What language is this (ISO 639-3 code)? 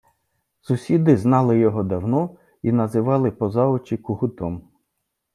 ukr